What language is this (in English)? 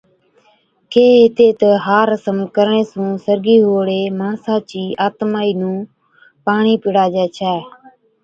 Od